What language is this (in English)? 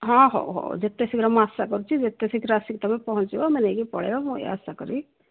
Odia